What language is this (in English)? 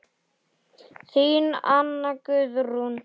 Icelandic